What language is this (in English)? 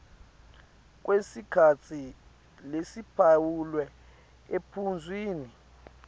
Swati